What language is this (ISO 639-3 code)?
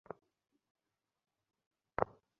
ben